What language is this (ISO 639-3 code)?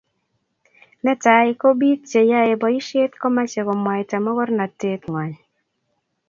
kln